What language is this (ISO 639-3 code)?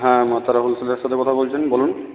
ben